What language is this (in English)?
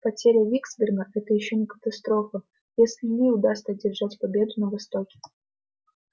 Russian